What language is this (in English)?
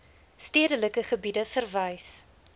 Afrikaans